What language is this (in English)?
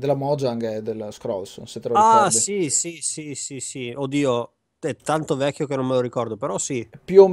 Italian